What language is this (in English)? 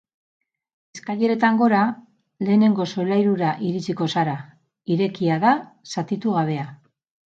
Basque